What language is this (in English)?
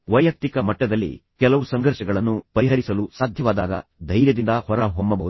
Kannada